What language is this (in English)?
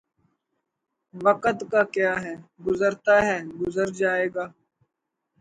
Urdu